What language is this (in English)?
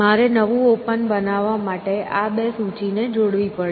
Gujarati